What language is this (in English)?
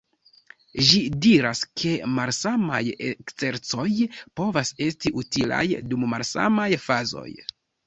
Esperanto